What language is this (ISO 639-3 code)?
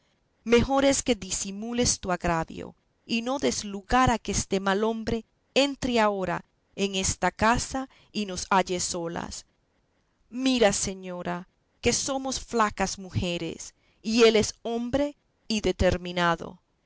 spa